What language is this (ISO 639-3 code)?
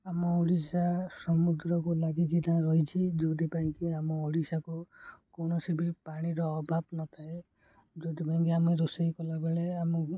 ori